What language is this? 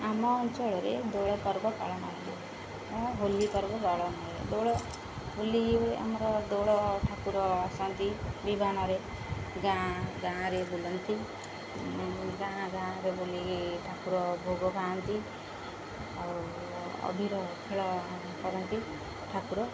Odia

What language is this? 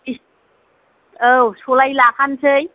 Bodo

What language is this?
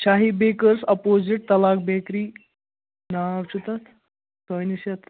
Kashmiri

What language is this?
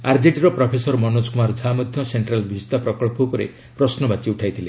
Odia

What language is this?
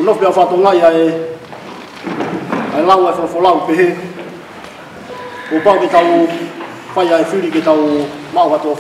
Romanian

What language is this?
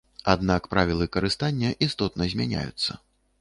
Belarusian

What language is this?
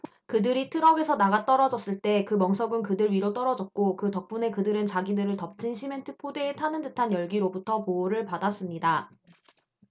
Korean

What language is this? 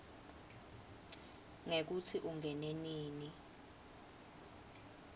Swati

